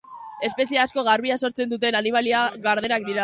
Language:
Basque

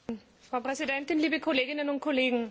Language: German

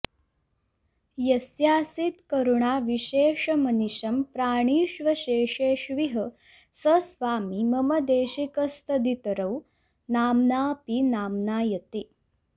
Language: Sanskrit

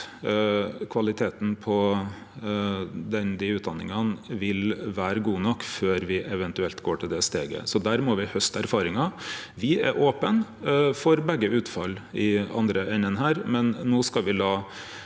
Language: Norwegian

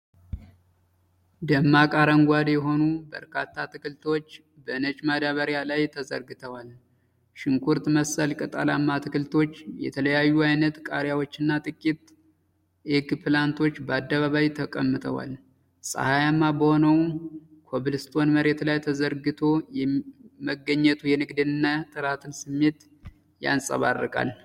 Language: Amharic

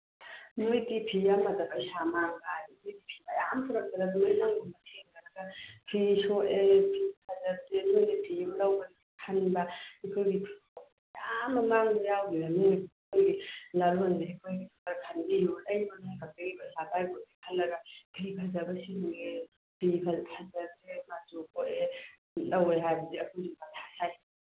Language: Manipuri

